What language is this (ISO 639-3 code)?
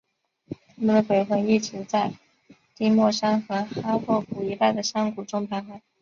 zho